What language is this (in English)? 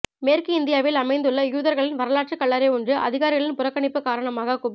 Tamil